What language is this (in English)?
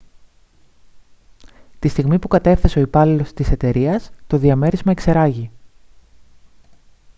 Greek